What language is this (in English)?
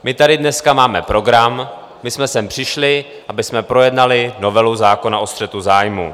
Czech